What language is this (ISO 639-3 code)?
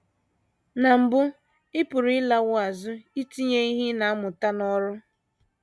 ibo